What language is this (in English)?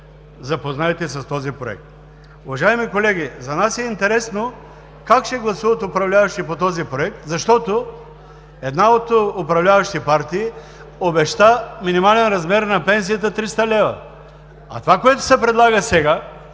Bulgarian